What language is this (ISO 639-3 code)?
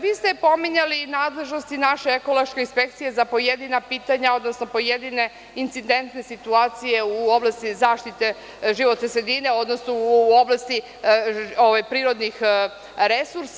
srp